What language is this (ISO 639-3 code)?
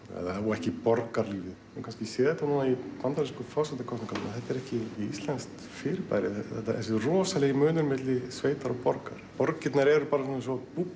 isl